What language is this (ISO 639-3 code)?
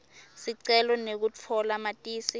ssw